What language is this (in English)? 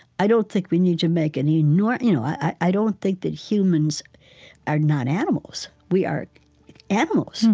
English